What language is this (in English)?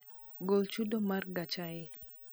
Luo (Kenya and Tanzania)